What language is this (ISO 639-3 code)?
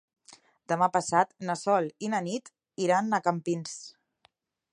cat